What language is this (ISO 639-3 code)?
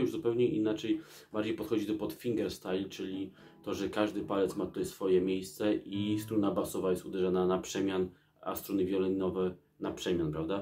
pol